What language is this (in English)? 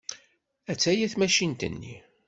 Kabyle